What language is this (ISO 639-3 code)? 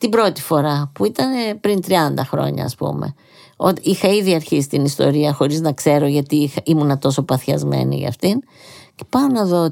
ell